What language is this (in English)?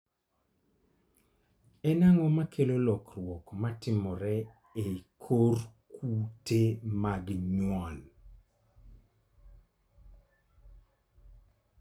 Luo (Kenya and Tanzania)